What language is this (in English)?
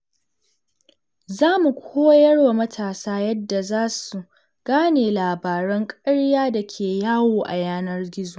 Hausa